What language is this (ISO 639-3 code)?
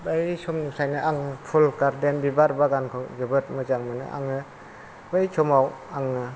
brx